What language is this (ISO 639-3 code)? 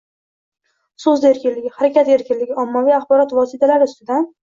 uzb